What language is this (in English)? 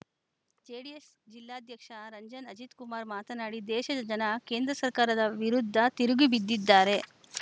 Kannada